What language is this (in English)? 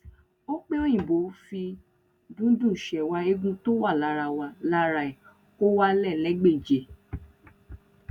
Yoruba